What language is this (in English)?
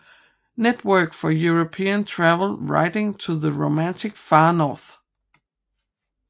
Danish